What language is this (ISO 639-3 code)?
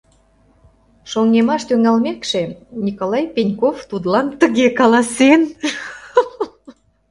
chm